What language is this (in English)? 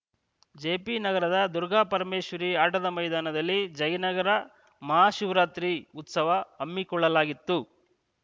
Kannada